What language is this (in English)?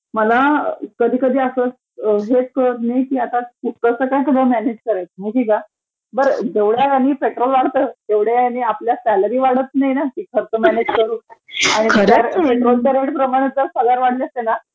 Marathi